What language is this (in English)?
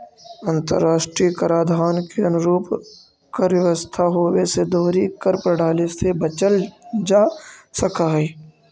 Magahi